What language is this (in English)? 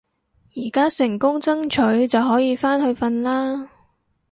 Cantonese